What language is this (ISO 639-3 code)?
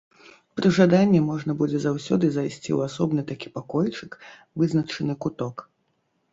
bel